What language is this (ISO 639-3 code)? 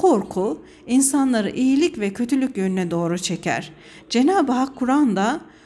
tur